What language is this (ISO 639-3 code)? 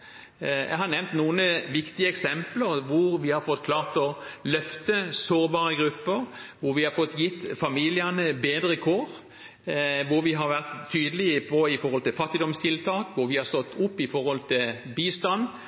nob